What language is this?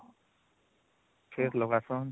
Odia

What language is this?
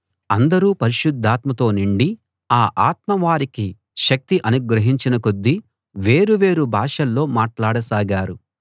Telugu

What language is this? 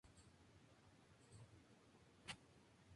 Spanish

